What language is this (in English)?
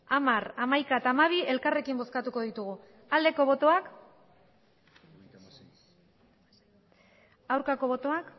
Basque